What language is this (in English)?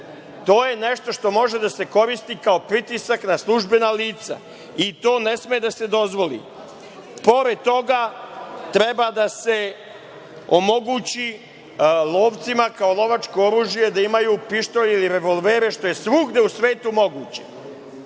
Serbian